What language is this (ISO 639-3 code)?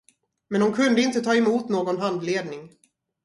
swe